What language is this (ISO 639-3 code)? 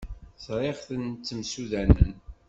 kab